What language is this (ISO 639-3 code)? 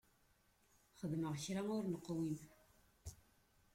kab